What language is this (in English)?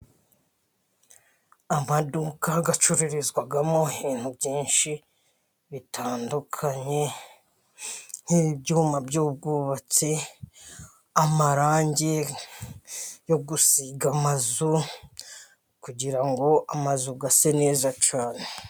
Kinyarwanda